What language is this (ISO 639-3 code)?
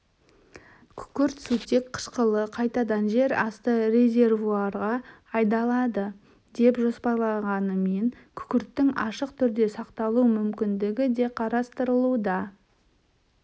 kaz